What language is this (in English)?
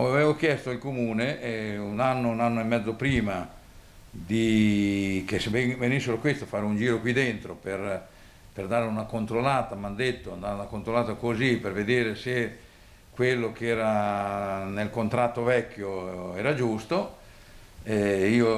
Italian